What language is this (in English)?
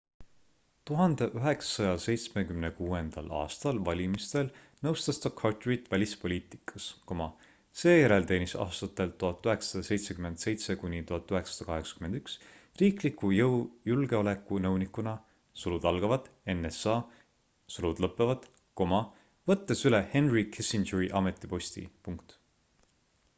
Estonian